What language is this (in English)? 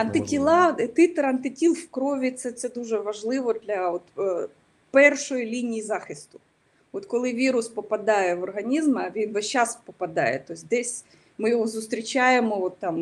Ukrainian